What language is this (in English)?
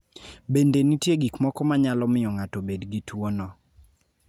Luo (Kenya and Tanzania)